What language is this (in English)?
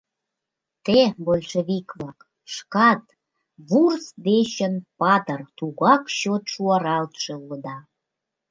Mari